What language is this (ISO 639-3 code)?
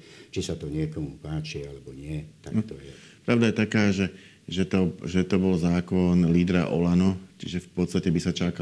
slk